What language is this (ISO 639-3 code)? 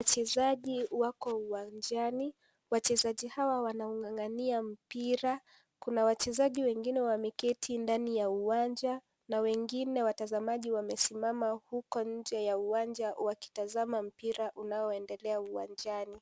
swa